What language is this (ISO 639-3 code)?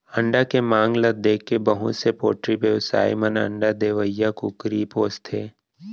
hne